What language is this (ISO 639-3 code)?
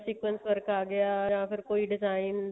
pan